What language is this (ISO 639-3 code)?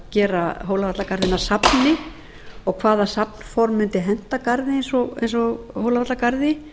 isl